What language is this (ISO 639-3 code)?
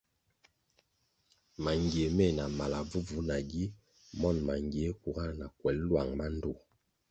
nmg